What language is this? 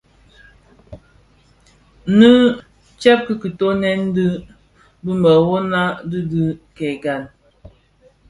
Bafia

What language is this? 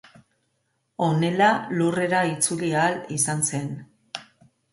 Basque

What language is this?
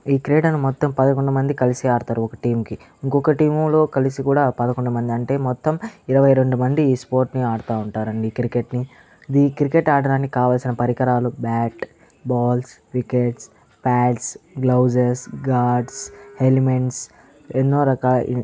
Telugu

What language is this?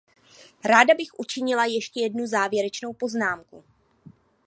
Czech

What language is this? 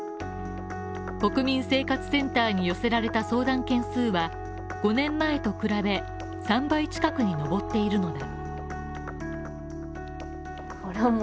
Japanese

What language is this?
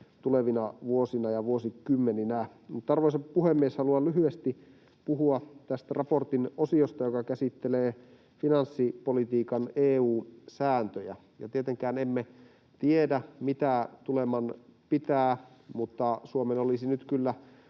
Finnish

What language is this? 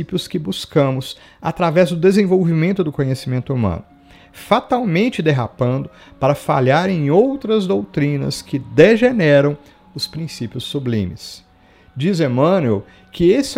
Portuguese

